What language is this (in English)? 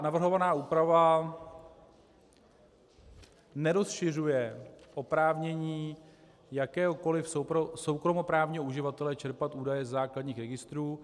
Czech